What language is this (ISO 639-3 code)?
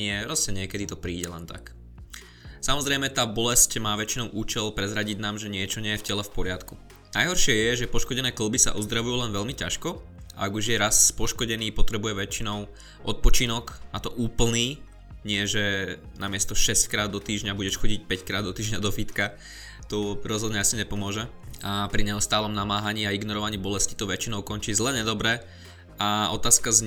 slk